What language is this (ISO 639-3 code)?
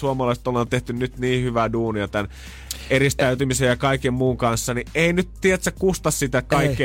fin